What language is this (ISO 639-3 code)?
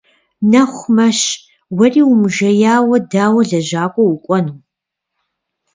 kbd